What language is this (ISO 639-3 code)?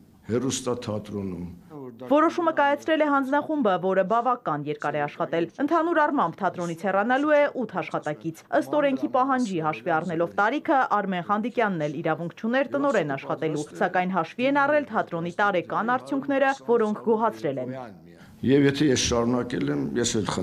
ron